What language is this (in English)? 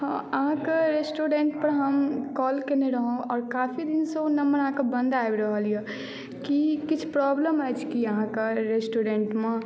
Maithili